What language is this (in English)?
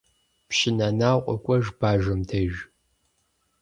Kabardian